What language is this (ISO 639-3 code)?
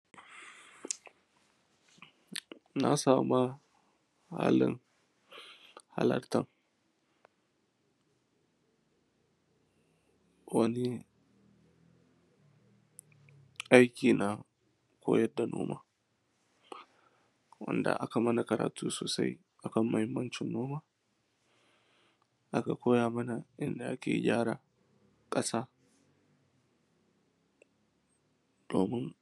hau